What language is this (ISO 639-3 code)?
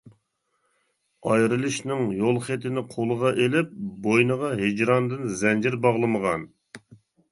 uig